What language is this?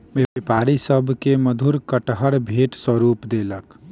Maithili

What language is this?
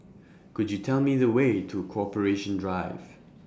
English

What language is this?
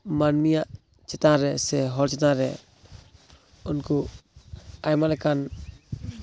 Santali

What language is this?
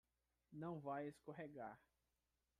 Portuguese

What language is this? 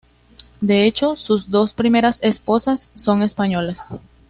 Spanish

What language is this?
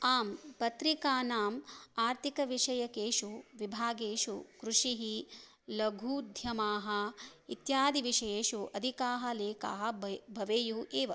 Sanskrit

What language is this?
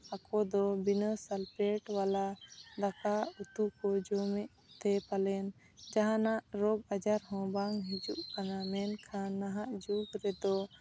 Santali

